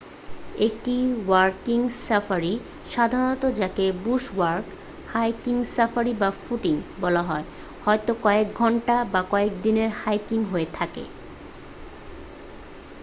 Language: Bangla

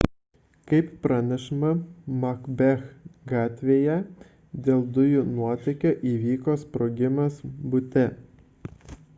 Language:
Lithuanian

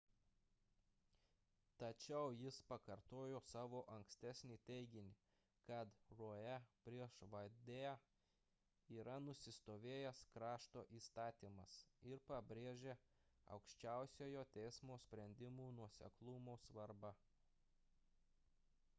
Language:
Lithuanian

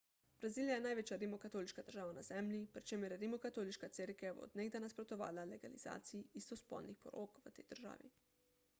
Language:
Slovenian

